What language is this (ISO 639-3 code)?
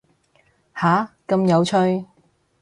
yue